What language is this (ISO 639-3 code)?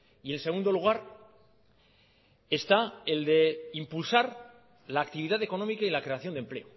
spa